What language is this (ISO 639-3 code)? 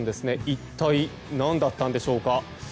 jpn